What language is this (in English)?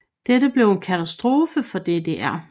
Danish